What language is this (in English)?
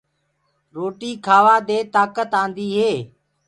Gurgula